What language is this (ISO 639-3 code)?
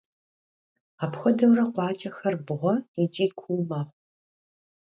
kbd